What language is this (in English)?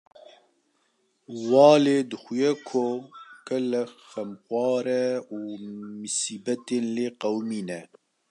Kurdish